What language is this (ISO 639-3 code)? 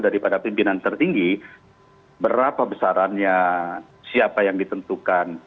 ind